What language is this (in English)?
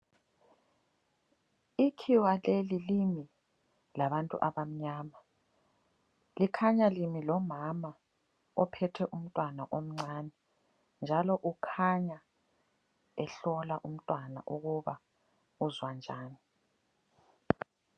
North Ndebele